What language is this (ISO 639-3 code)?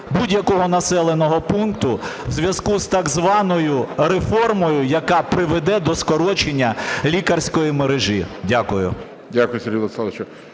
ukr